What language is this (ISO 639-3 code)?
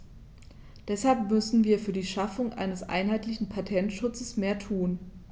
deu